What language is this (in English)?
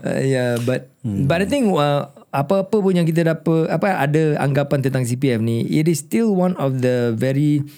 Malay